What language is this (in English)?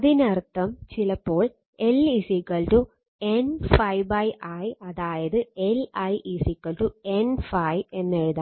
Malayalam